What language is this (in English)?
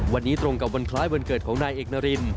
Thai